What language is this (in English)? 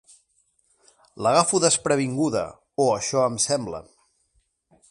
Catalan